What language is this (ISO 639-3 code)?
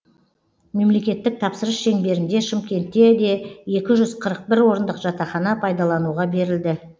kaz